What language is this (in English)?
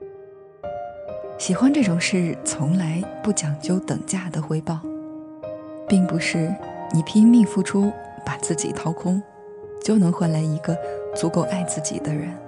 Chinese